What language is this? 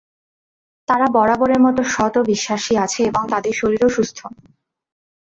Bangla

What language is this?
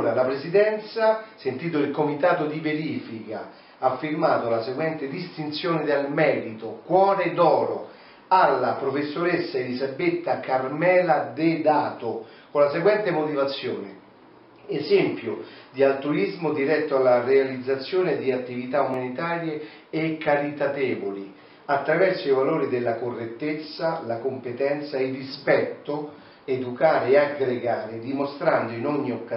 Italian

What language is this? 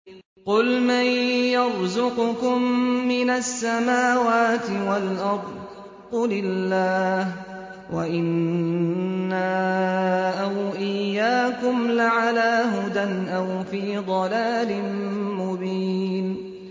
Arabic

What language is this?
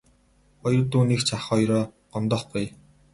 Mongolian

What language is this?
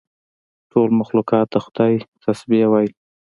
Pashto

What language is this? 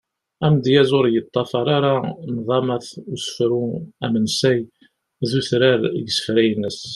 Kabyle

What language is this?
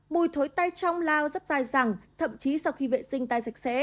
Vietnamese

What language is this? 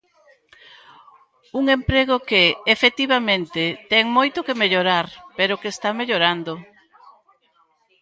Galician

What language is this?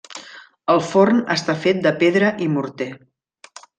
Catalan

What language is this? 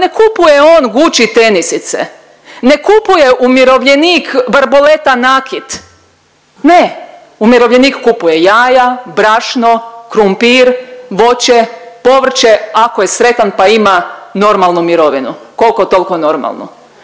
Croatian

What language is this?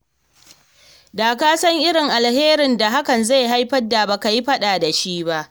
Hausa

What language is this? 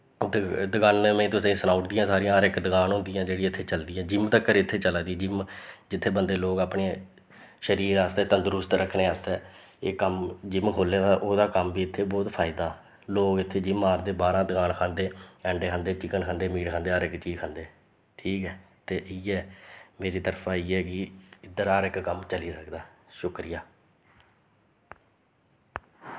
Dogri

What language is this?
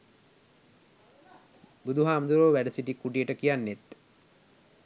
Sinhala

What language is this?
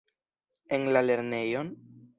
Esperanto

